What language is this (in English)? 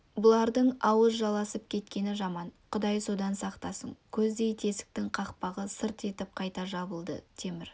Kazakh